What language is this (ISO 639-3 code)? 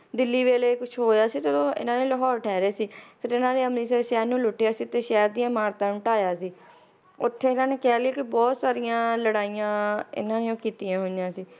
pan